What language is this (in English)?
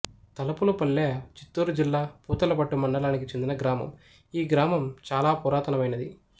Telugu